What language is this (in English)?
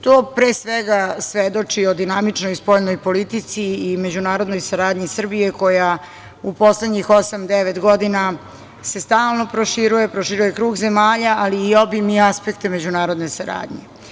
Serbian